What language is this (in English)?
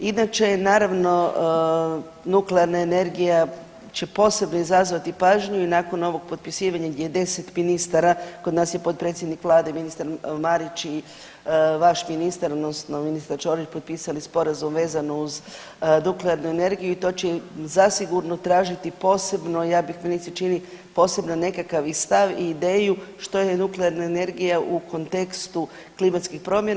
Croatian